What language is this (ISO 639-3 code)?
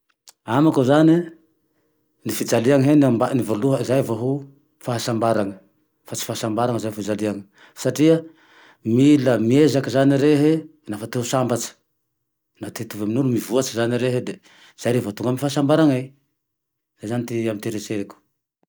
tdx